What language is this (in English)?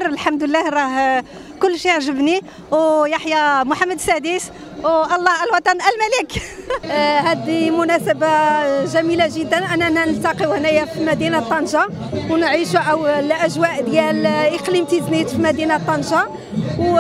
Arabic